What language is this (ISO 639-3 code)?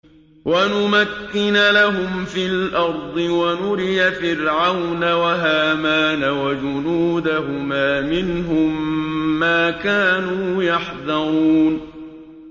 ara